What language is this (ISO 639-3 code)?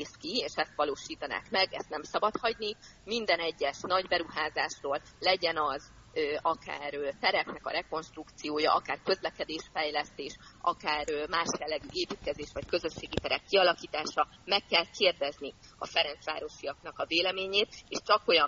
hun